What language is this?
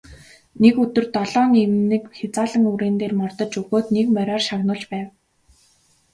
Mongolian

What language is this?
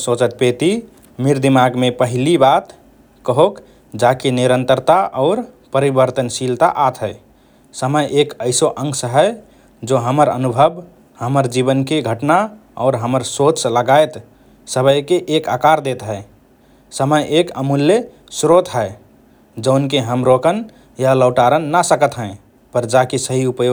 Rana Tharu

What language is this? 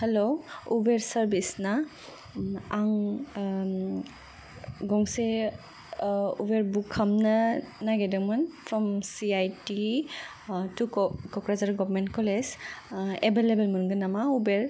Bodo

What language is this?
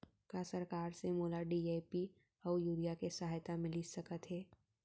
Chhattisgarhi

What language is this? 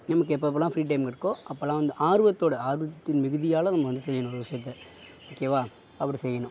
Tamil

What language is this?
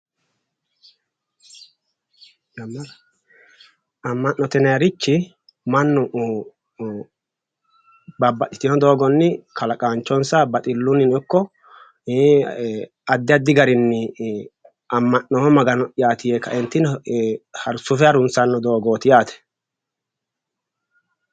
Sidamo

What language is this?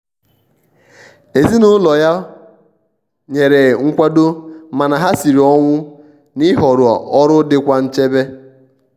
Igbo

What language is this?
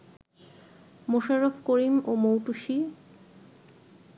Bangla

